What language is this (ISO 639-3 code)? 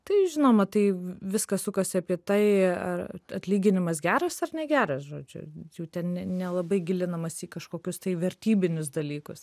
lit